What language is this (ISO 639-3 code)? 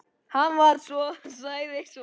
isl